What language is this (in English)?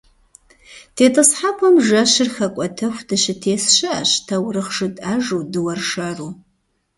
Kabardian